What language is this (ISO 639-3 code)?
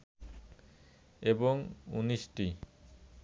ben